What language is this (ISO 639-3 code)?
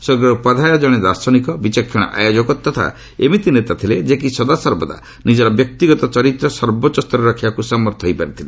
ori